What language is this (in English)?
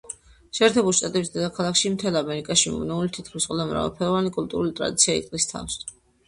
Georgian